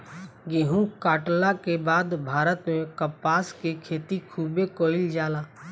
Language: Bhojpuri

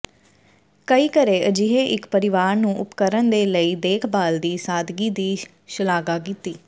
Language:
Punjabi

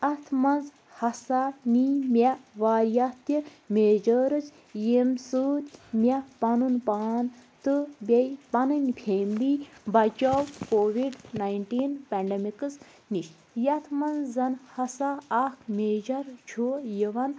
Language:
Kashmiri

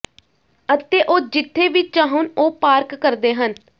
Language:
Punjabi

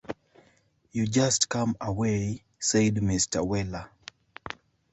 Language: English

